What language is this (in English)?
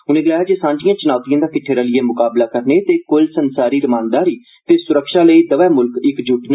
Dogri